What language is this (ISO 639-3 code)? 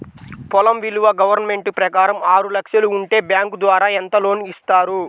tel